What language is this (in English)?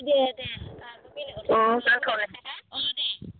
Bodo